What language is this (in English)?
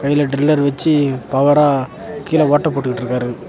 Tamil